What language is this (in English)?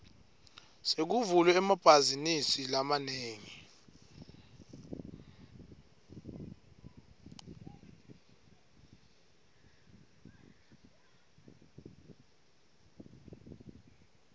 Swati